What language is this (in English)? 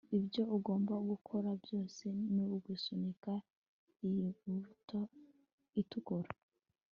Kinyarwanda